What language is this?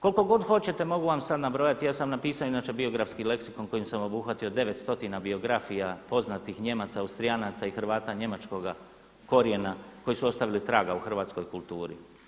Croatian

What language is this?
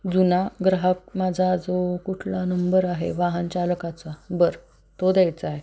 Marathi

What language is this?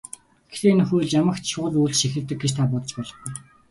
Mongolian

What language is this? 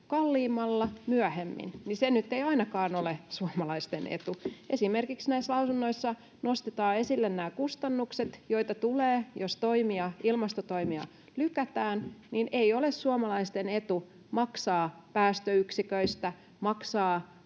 Finnish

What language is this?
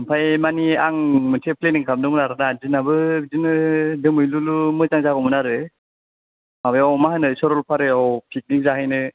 Bodo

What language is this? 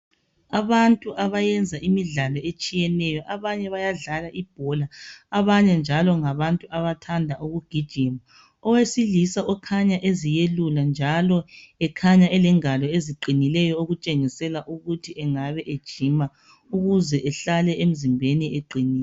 North Ndebele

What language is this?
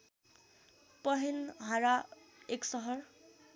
Nepali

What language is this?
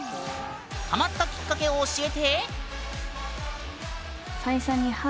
Japanese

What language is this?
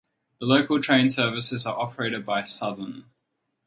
English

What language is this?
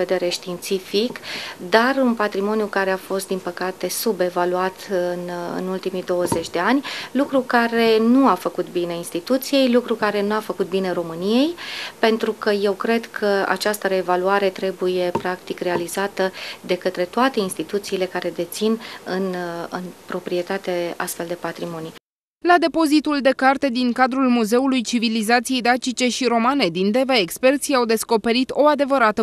Romanian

